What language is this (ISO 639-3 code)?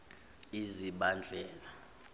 zul